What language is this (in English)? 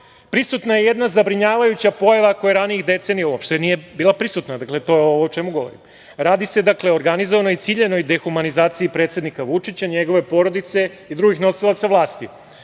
Serbian